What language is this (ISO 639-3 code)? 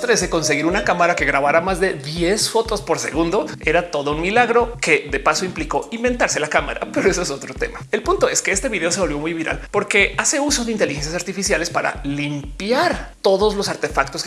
spa